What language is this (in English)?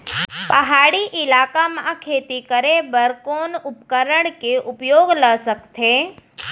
Chhattisgarhi